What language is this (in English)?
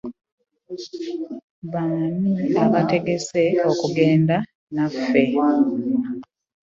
Ganda